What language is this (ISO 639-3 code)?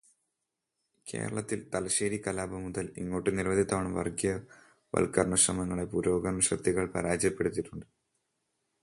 mal